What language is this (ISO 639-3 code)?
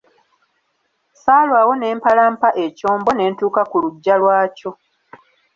lug